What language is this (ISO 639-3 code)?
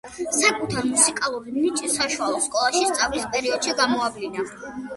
kat